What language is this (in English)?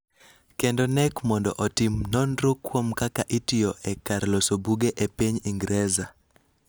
Luo (Kenya and Tanzania)